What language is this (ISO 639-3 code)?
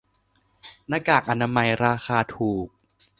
tha